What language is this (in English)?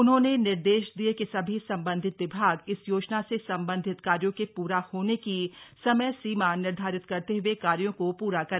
Hindi